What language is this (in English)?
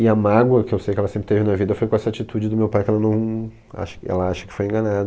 Portuguese